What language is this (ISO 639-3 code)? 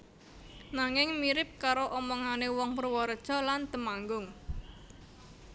jav